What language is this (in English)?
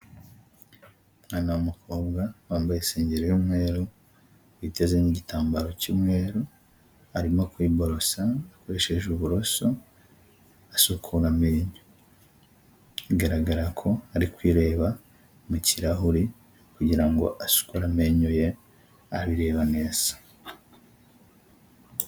Kinyarwanda